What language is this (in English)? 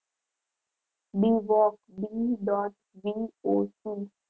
Gujarati